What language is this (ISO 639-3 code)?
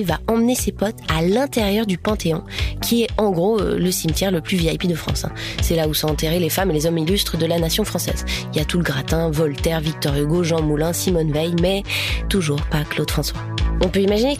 fra